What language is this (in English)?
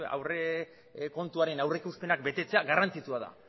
Basque